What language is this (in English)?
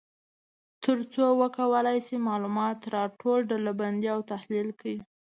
Pashto